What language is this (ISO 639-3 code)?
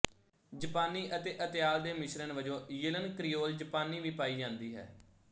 pan